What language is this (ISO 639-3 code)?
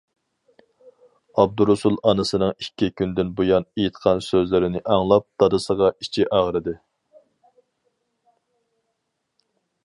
uig